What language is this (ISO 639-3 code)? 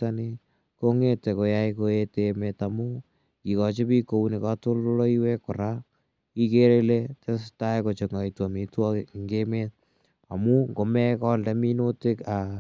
kln